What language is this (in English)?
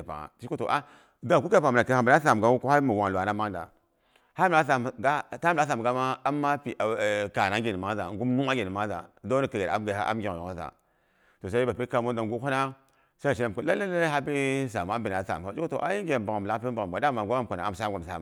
Boghom